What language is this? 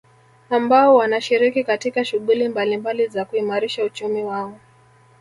Swahili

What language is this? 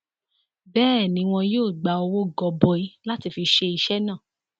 Yoruba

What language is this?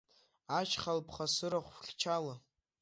Abkhazian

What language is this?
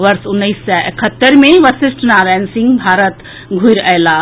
Maithili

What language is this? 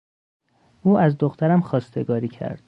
Persian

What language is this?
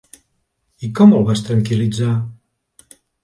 Catalan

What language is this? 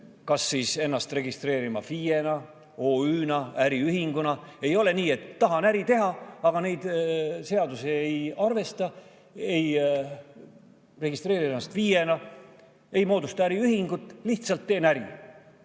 Estonian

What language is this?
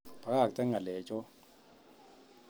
Kalenjin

